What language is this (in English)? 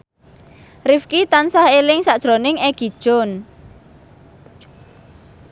Javanese